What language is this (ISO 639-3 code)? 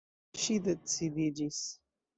epo